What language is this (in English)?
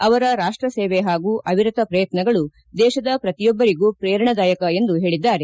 Kannada